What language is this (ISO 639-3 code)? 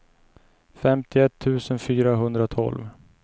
swe